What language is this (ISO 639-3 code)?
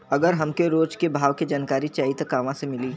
bho